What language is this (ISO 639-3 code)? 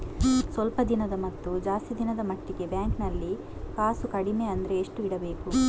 kan